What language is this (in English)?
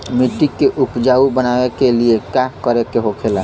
Bhojpuri